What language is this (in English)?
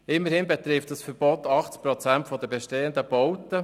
Swiss German